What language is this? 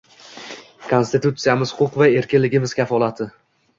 Uzbek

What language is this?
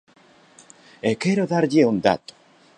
Galician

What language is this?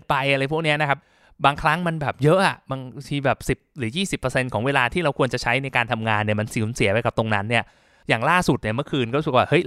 Thai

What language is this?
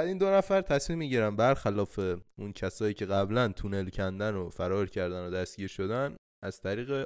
Persian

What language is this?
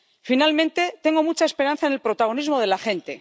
Spanish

